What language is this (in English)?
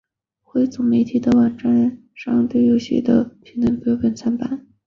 Chinese